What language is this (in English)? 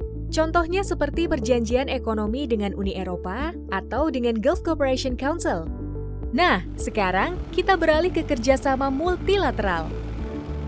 Indonesian